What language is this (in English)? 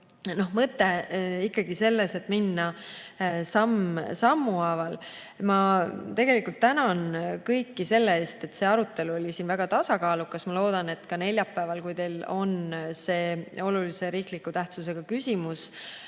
Estonian